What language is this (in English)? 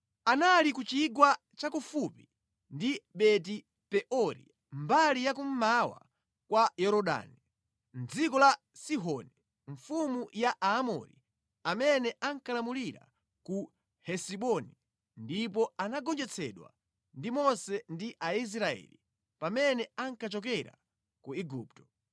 Nyanja